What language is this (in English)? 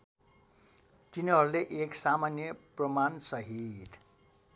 Nepali